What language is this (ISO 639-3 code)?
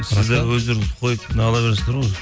kaz